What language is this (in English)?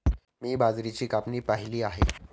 Marathi